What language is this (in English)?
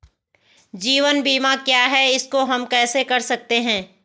Hindi